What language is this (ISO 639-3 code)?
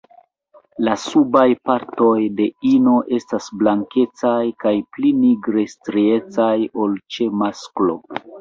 epo